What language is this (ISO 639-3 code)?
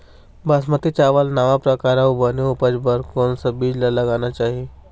hne